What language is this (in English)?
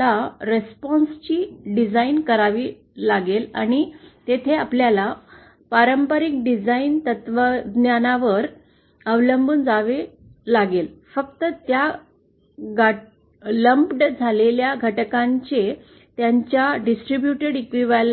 Marathi